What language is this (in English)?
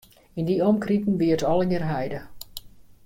Western Frisian